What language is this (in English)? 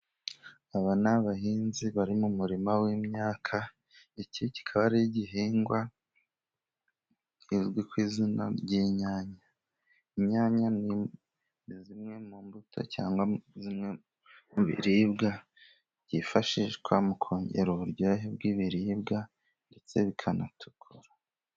Kinyarwanda